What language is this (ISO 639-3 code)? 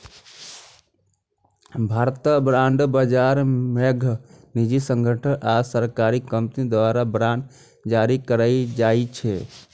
mai